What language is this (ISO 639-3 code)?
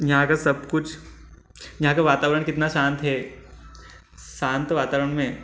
hin